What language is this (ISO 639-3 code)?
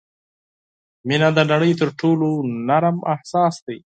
pus